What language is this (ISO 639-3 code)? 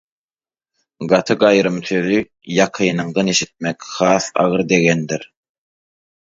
tuk